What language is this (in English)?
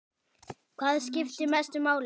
Icelandic